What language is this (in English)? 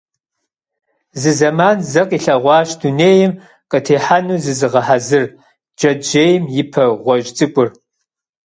Kabardian